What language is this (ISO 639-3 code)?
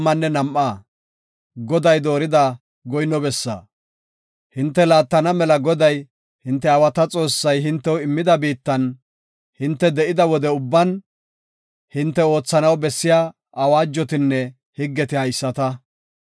gof